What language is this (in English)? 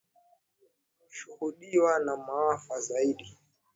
Swahili